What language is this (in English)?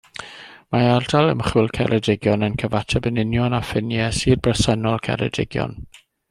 Welsh